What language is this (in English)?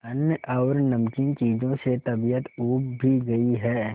Hindi